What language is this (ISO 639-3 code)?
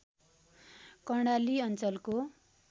nep